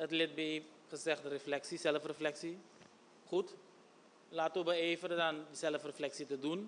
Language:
Dutch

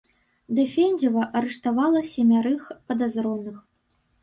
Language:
Belarusian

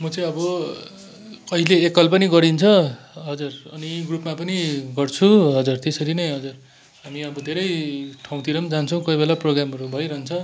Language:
Nepali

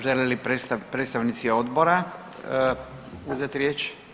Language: Croatian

